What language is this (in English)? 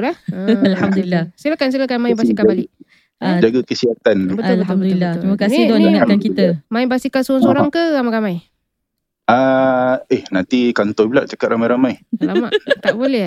Malay